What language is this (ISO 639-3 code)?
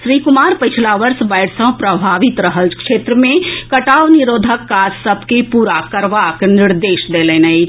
mai